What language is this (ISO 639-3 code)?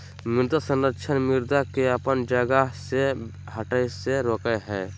mag